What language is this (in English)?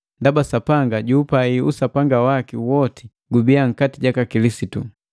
Matengo